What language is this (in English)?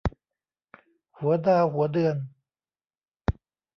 Thai